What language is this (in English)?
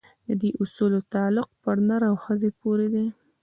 Pashto